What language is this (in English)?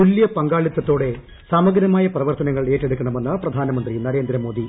Malayalam